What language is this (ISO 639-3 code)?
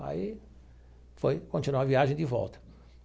por